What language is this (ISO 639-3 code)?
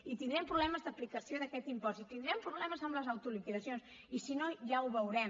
cat